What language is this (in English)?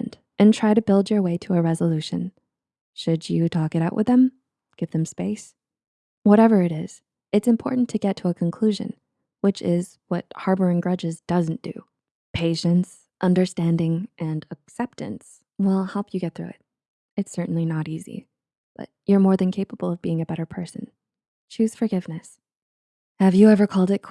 English